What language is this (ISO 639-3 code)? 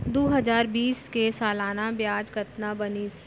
hne